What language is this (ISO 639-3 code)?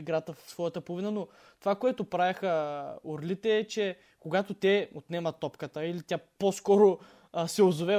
bul